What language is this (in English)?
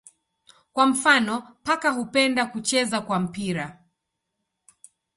Swahili